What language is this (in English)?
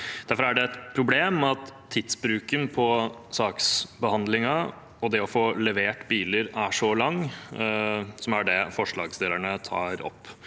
Norwegian